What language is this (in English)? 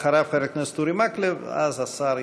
Hebrew